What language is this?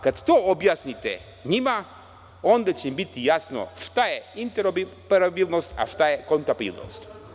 Serbian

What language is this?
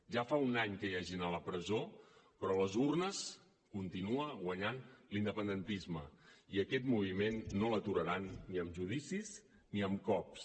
Catalan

